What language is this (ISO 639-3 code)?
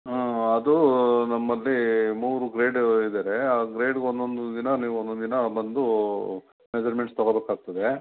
kan